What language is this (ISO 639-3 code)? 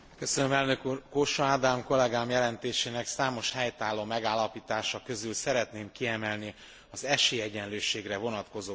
hun